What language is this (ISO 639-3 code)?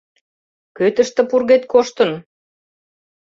chm